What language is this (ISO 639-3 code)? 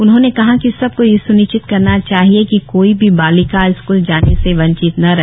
hin